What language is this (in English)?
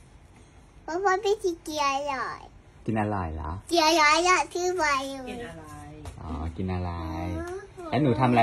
Thai